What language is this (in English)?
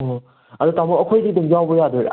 Manipuri